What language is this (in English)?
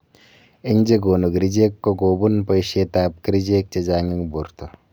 Kalenjin